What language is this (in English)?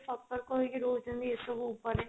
Odia